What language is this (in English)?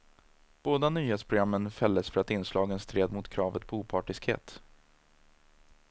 Swedish